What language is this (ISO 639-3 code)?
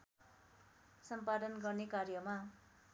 nep